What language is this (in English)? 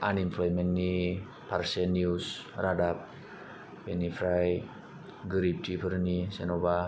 Bodo